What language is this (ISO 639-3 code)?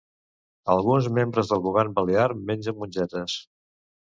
cat